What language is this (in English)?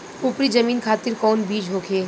Bhojpuri